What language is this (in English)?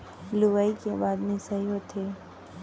Chhattisgarhi